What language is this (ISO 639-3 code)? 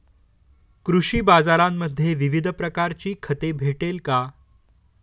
mar